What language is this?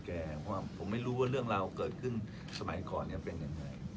Thai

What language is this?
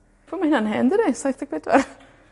Welsh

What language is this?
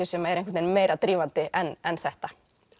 Icelandic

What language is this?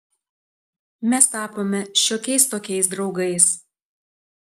Lithuanian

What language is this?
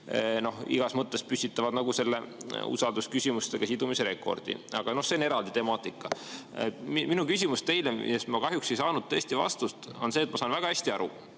Estonian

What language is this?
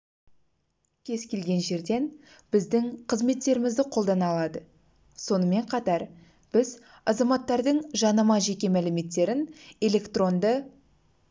Kazakh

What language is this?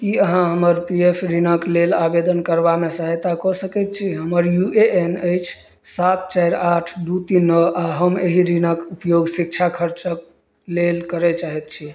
Maithili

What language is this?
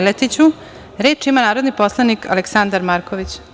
Serbian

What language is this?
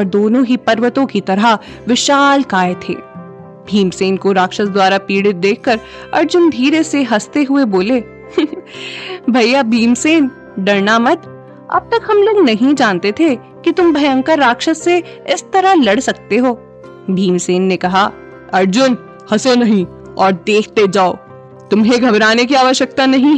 Hindi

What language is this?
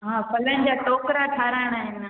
Sindhi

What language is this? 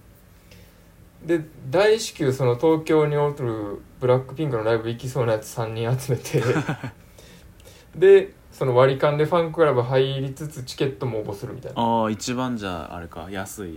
Japanese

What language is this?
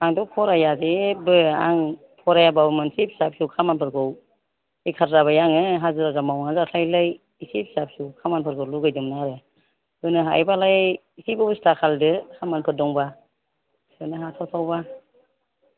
Bodo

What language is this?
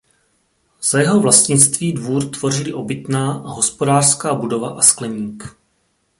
Czech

